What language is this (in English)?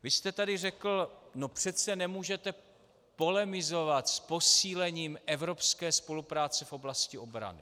Czech